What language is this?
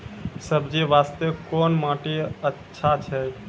Maithili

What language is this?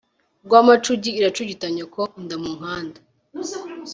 Kinyarwanda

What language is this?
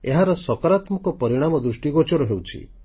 Odia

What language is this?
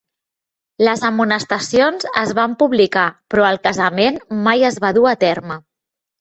Catalan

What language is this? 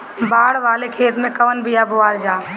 Bhojpuri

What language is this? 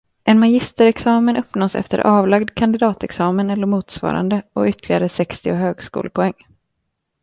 Swedish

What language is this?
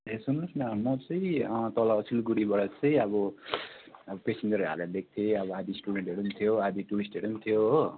Nepali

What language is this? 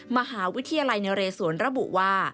Thai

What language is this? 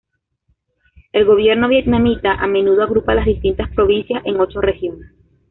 Spanish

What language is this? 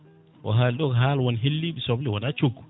Fula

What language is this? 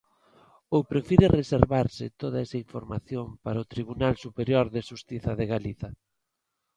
Galician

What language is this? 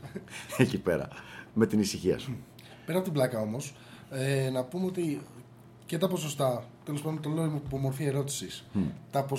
Greek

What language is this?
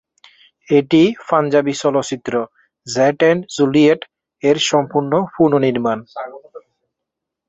Bangla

